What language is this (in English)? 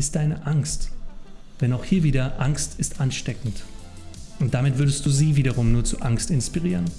German